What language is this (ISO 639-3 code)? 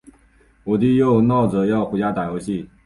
zho